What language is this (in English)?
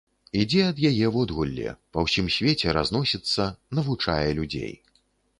Belarusian